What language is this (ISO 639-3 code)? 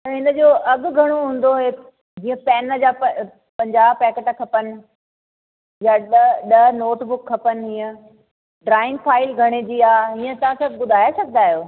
snd